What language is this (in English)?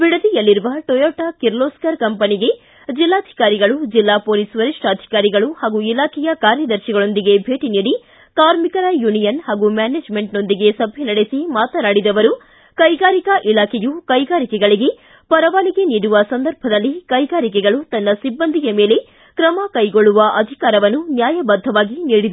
Kannada